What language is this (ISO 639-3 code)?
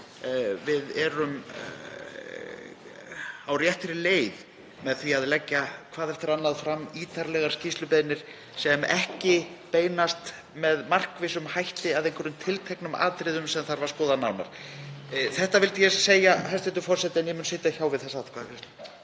isl